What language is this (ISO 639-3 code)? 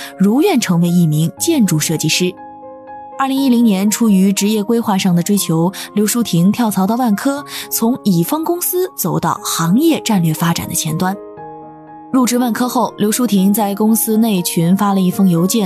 zho